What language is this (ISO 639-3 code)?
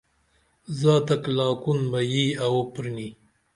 dml